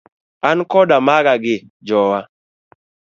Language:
Luo (Kenya and Tanzania)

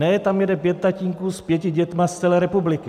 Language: Czech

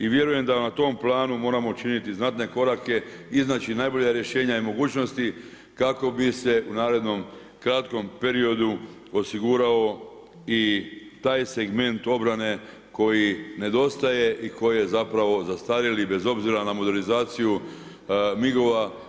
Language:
Croatian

